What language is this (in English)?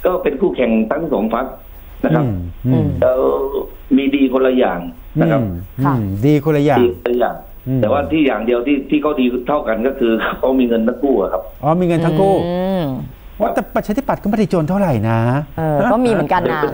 Thai